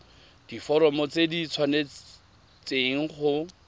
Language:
Tswana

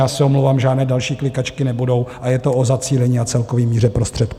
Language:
Czech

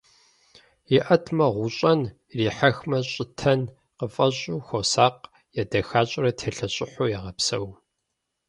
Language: Kabardian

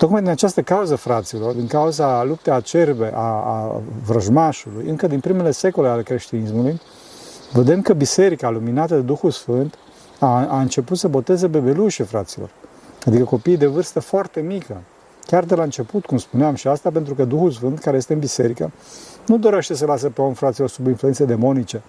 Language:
Romanian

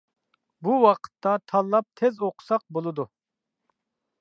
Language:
Uyghur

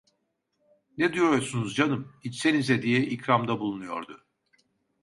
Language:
Turkish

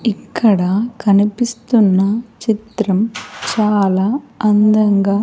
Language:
Telugu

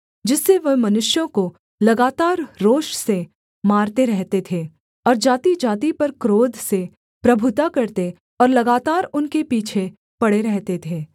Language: Hindi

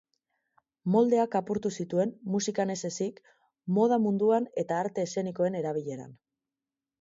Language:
Basque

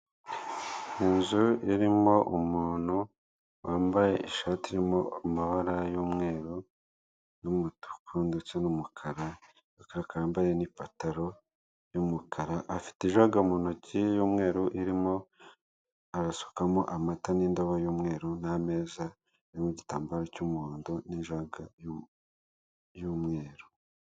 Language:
Kinyarwanda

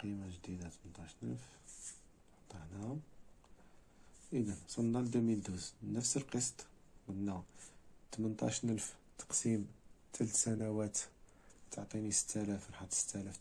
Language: Arabic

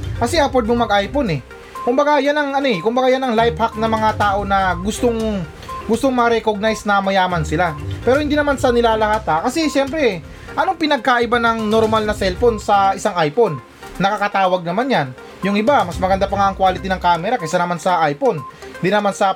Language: Filipino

